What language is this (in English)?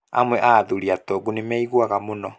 Kikuyu